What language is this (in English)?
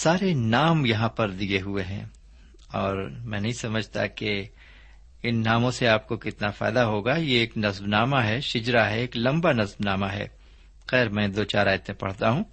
Urdu